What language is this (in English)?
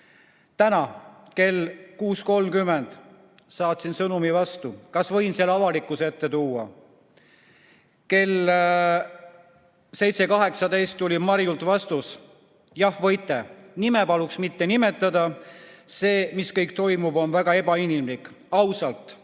Estonian